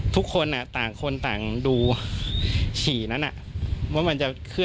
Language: Thai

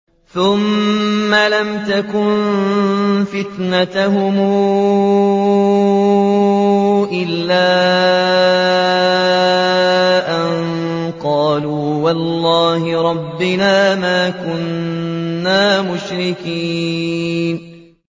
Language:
Arabic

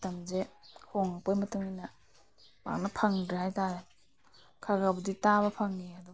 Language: Manipuri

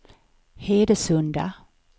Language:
Swedish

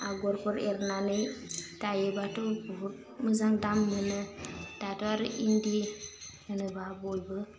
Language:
Bodo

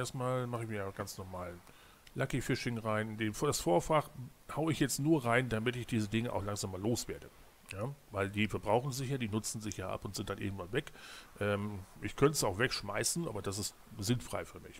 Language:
German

